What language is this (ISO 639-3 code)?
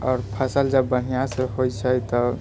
mai